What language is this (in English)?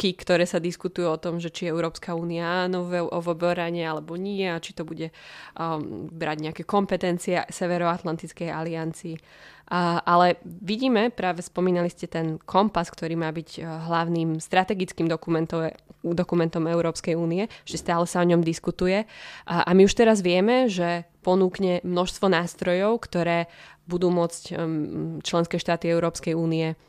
Slovak